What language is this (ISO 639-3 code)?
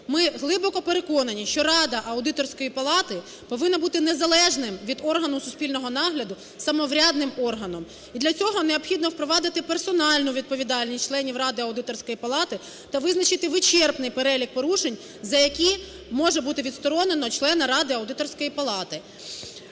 ukr